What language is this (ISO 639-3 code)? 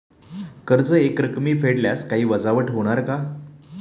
mar